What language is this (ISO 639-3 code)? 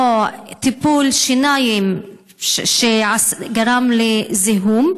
heb